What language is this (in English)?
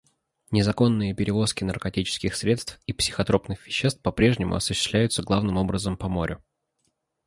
Russian